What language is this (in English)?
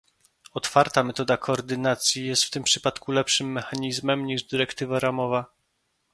Polish